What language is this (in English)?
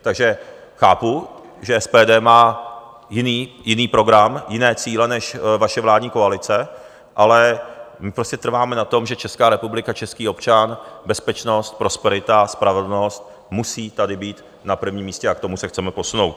Czech